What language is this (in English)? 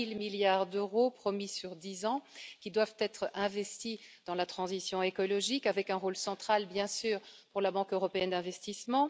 French